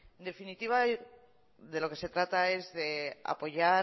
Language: Spanish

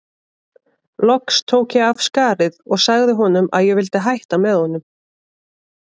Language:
Icelandic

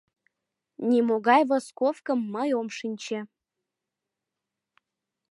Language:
Mari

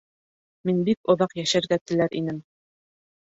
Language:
Bashkir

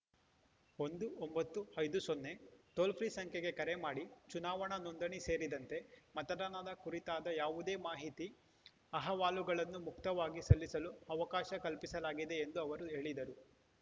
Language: Kannada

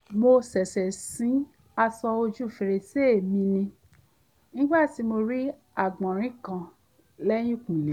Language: Yoruba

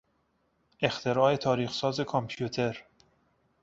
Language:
Persian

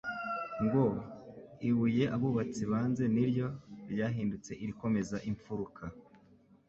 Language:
Kinyarwanda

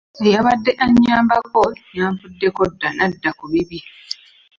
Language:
Ganda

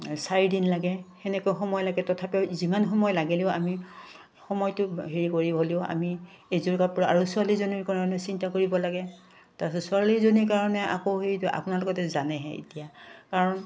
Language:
Assamese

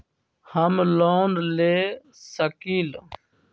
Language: Magahi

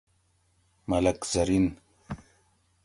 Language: Gawri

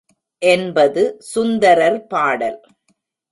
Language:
Tamil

